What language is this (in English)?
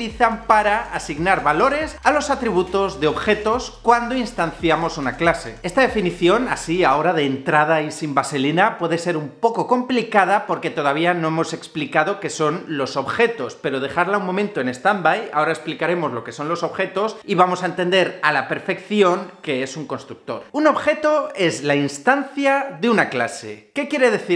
Spanish